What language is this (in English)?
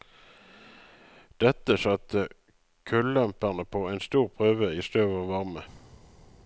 Norwegian